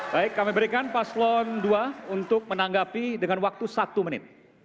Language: Indonesian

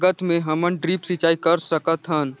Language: Chhattisgarhi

